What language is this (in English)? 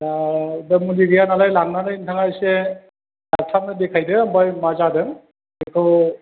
Bodo